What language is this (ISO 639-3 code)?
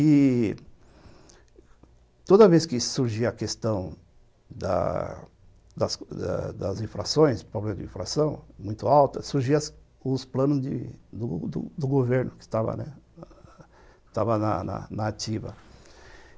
por